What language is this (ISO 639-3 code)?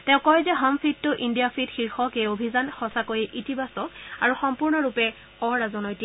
asm